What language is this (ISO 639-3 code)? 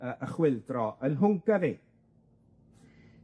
cym